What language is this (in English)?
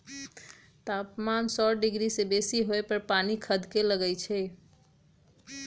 Magahi